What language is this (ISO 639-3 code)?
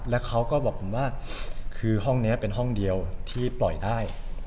tha